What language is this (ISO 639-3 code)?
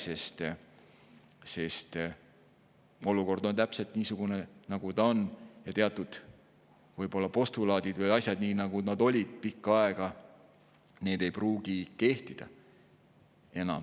est